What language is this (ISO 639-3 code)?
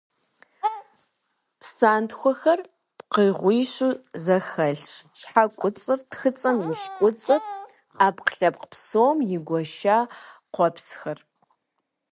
kbd